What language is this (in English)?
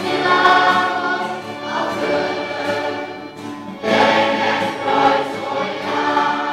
Hungarian